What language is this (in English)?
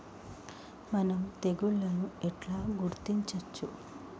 Telugu